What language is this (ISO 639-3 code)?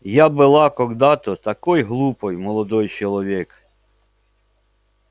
rus